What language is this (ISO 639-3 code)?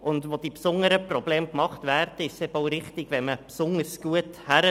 gsw